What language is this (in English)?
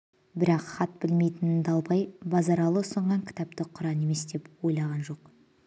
Kazakh